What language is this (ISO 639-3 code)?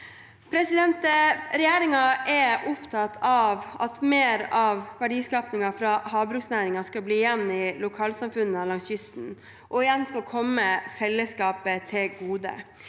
nor